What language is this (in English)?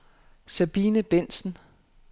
Danish